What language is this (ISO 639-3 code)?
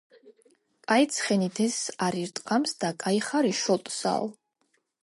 kat